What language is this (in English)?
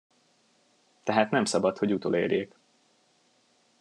Hungarian